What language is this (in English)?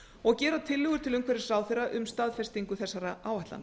Icelandic